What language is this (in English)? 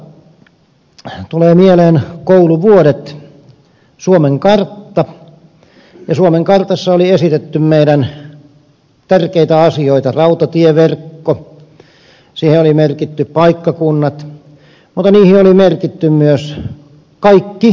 Finnish